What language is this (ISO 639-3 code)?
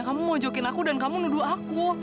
ind